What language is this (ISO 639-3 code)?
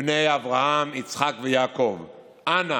heb